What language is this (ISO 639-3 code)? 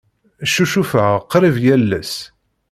kab